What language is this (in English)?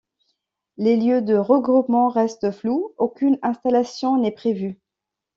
French